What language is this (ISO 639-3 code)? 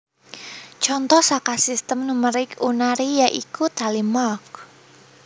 jav